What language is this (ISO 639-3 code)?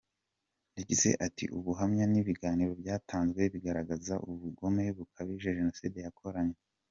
kin